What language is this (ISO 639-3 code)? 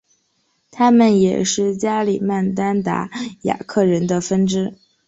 zho